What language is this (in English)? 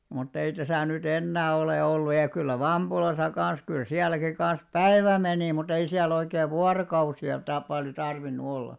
Finnish